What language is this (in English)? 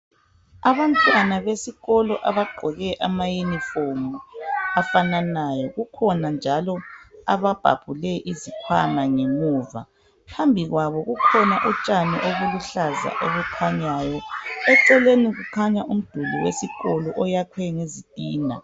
North Ndebele